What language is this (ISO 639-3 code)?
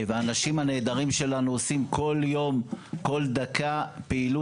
heb